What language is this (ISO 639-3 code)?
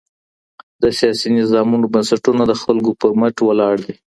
pus